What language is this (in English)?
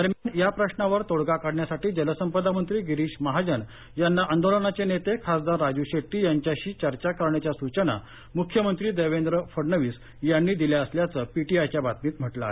Marathi